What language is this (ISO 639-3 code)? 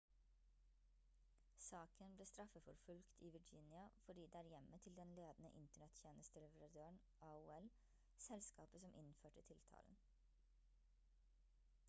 nob